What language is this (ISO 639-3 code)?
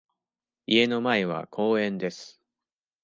jpn